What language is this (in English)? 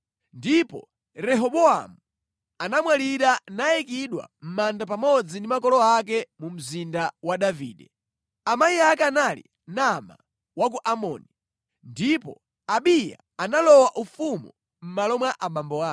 Nyanja